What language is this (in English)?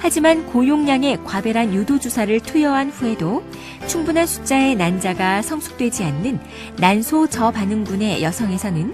Korean